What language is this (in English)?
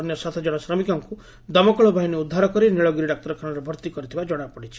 Odia